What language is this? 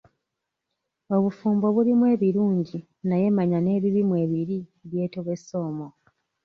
Ganda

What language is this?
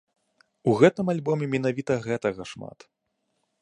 Belarusian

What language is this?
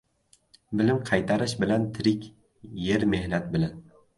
Uzbek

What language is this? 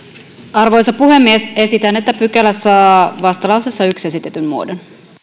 Finnish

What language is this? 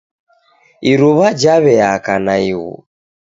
Taita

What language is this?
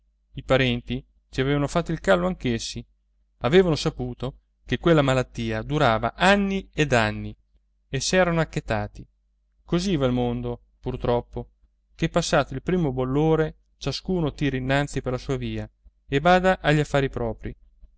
Italian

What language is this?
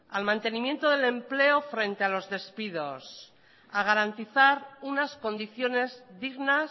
Spanish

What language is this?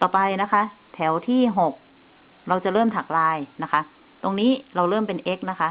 Thai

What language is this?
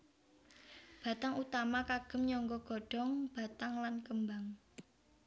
Javanese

